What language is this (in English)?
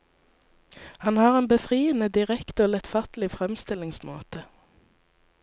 Norwegian